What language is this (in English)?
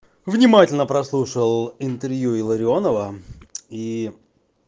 Russian